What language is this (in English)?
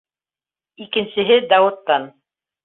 Bashkir